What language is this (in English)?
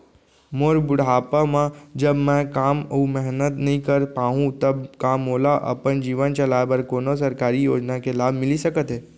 Chhattisgarhi